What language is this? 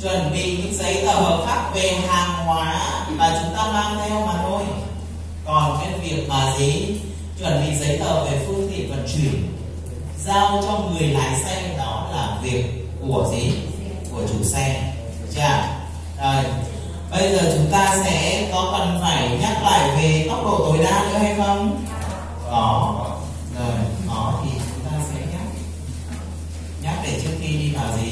Vietnamese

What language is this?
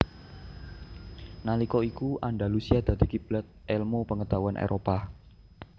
Javanese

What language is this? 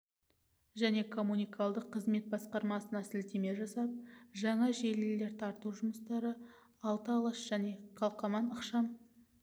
Kazakh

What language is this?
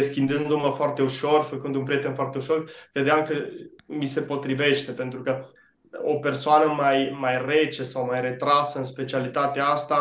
Romanian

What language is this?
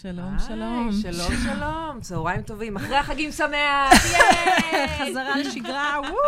Hebrew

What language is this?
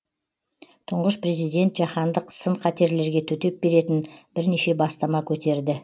Kazakh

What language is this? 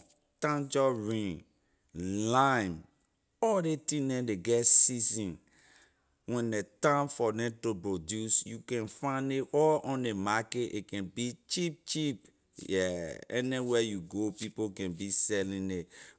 Liberian English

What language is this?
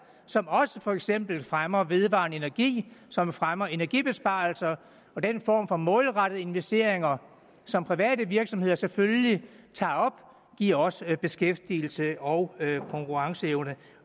Danish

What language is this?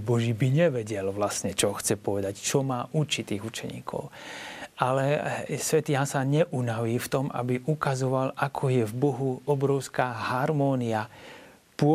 Slovak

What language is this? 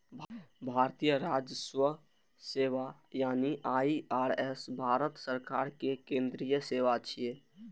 Maithili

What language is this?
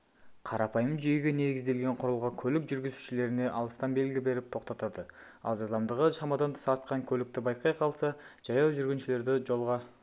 Kazakh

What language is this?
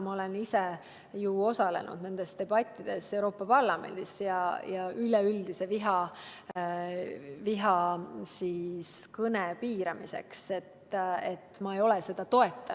Estonian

